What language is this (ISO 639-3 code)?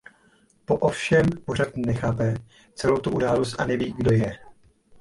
ces